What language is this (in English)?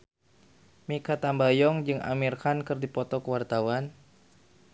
Sundanese